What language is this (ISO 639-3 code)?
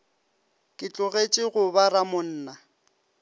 nso